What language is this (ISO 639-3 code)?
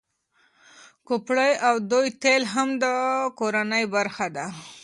pus